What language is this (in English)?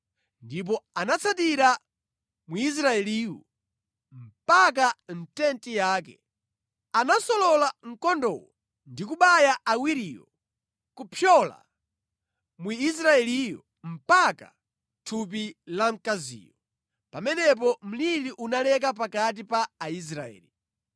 Nyanja